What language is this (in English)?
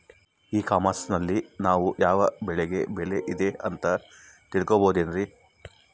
Kannada